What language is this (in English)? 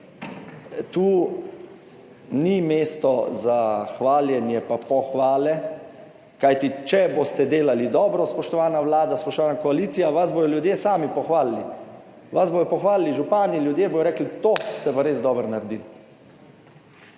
Slovenian